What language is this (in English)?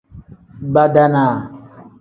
Tem